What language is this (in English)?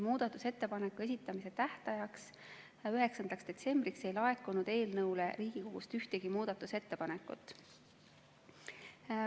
Estonian